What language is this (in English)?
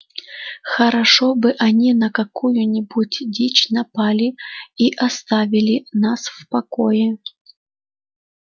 Russian